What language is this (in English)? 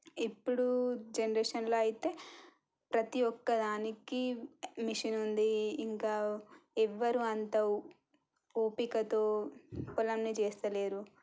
Telugu